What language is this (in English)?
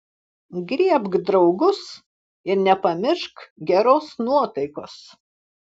Lithuanian